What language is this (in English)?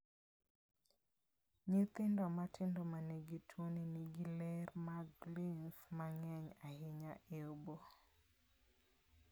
Luo (Kenya and Tanzania)